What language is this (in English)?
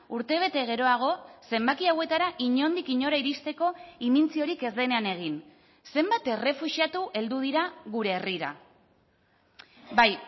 Basque